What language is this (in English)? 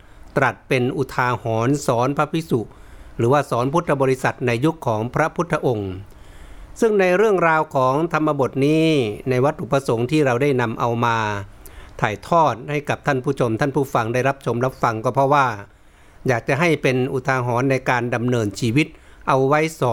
Thai